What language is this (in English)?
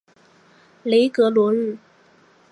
Chinese